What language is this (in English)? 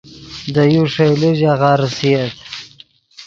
Yidgha